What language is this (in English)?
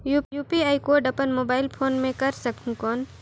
Chhattisgarhi